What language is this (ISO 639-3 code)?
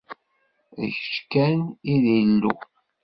kab